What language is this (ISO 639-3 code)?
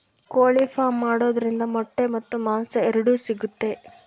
kan